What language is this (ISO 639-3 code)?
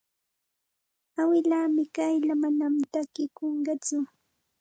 qxt